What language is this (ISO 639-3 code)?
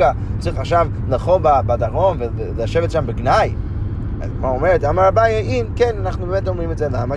heb